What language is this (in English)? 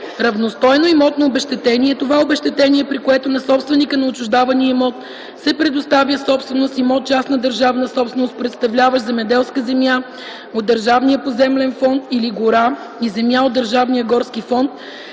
Bulgarian